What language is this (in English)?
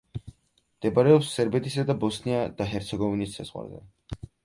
Georgian